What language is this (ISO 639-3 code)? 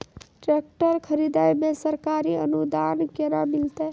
mai